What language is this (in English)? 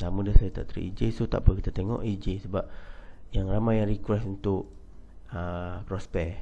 Malay